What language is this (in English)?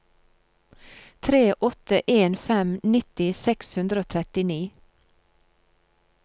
Norwegian